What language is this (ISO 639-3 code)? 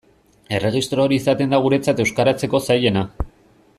eus